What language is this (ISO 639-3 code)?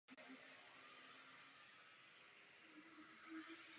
ces